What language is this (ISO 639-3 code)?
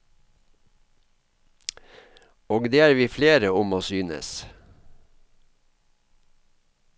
nor